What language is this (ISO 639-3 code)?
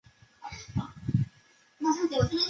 zho